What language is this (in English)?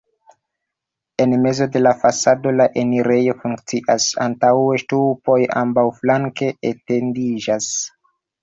Esperanto